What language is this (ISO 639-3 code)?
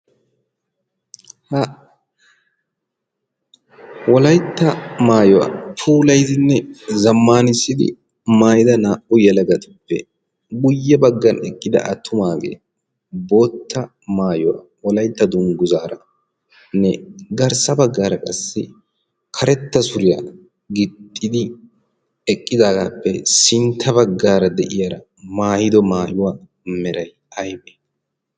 wal